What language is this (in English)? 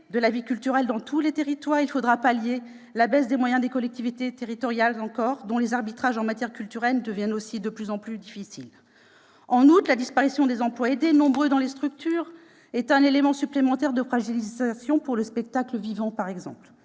French